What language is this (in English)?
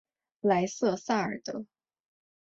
Chinese